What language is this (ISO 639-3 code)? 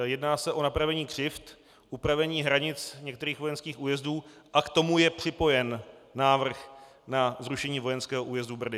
ces